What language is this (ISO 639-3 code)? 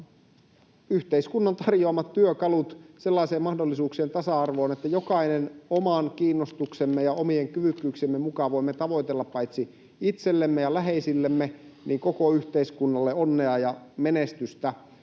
fin